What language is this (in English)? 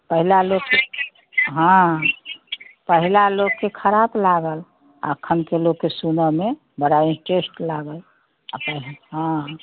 Maithili